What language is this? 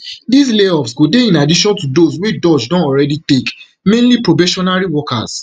Nigerian Pidgin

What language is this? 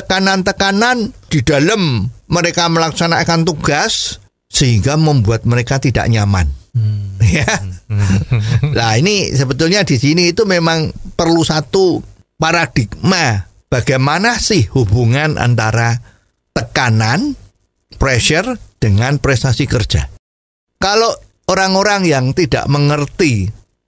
Indonesian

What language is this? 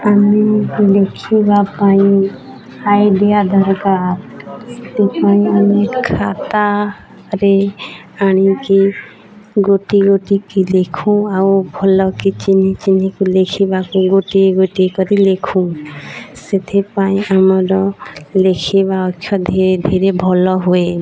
Odia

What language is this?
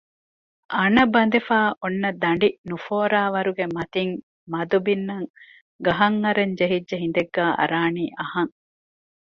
Divehi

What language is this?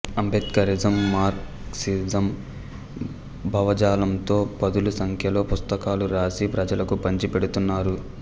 Telugu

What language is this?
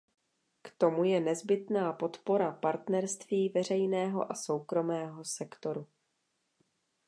Czech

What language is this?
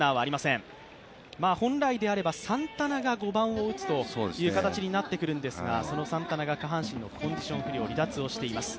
Japanese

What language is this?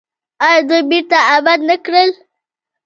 Pashto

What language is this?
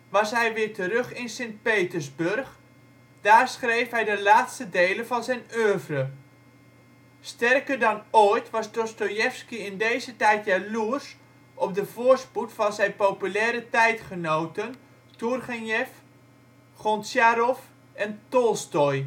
Dutch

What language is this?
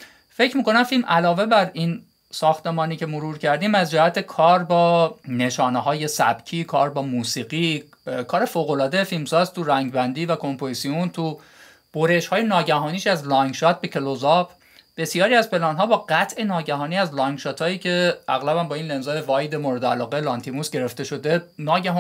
Persian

